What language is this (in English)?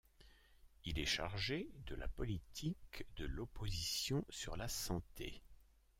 French